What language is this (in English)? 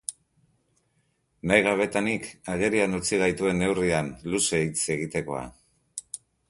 Basque